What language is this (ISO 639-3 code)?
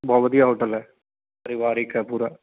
pan